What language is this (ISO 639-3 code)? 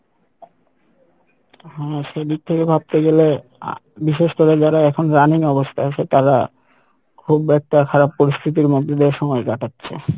ben